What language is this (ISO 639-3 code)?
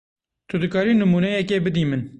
kur